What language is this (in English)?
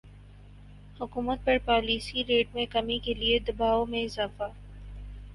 Urdu